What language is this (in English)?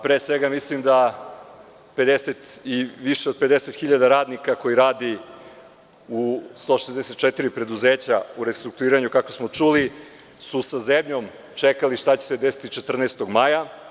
Serbian